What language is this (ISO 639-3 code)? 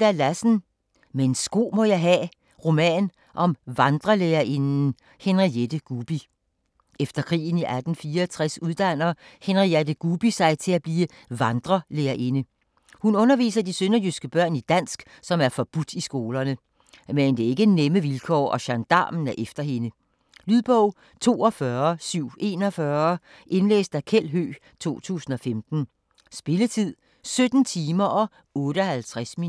dan